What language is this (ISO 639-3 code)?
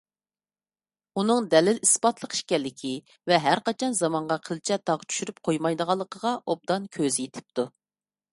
uig